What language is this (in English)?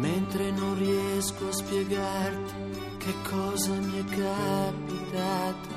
Italian